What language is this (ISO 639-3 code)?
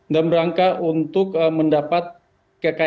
ind